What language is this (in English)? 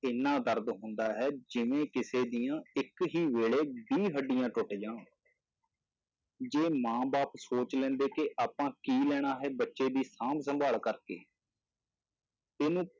Punjabi